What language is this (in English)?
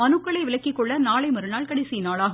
Tamil